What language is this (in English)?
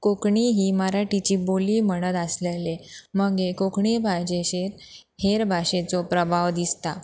Konkani